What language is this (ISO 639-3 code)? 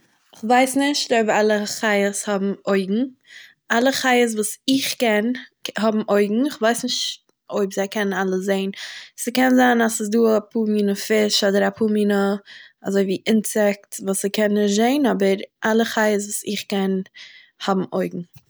yid